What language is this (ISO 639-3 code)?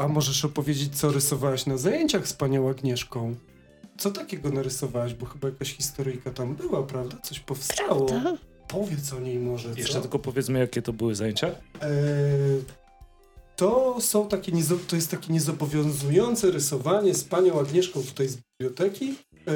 pol